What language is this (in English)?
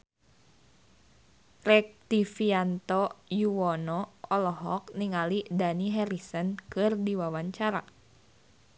Sundanese